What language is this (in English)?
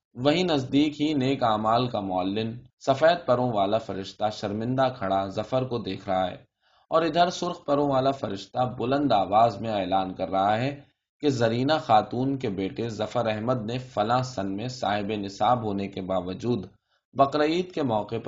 Urdu